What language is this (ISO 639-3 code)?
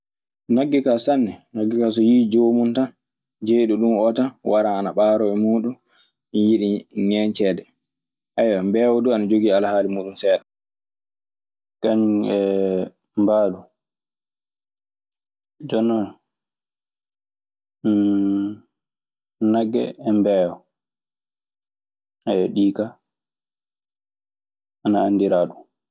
ffm